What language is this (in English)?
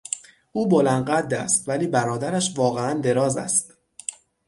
Persian